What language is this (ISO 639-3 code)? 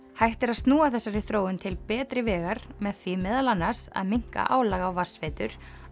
isl